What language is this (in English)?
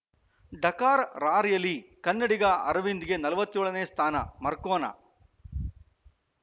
Kannada